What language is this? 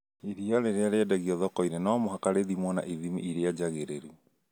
Kikuyu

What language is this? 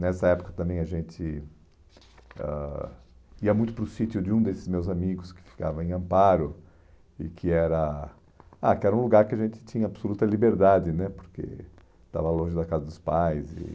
Portuguese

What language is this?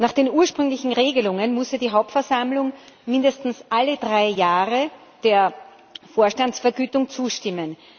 German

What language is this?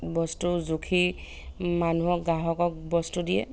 Assamese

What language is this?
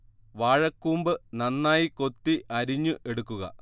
Malayalam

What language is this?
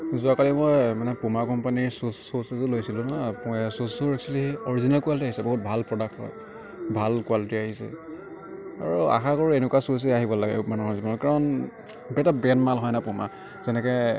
Assamese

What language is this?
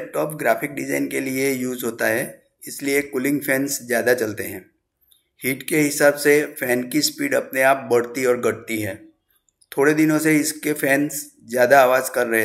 Hindi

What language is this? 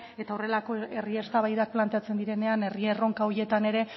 Basque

